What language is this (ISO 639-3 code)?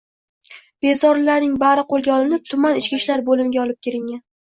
uzb